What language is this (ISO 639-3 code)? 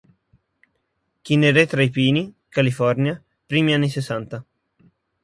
ita